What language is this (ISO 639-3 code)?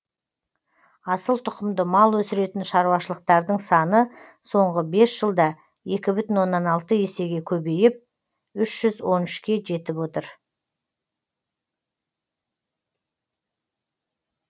kaz